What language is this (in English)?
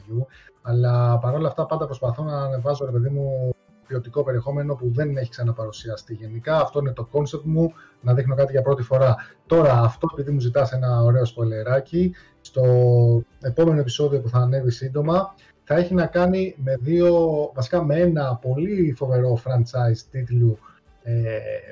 Greek